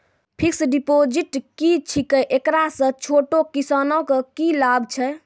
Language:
Maithili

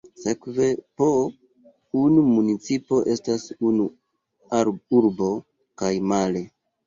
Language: Esperanto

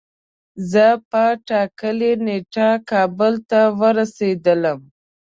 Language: Pashto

